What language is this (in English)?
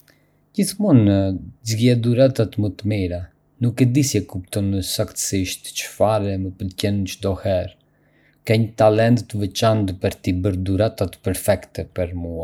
Arbëreshë Albanian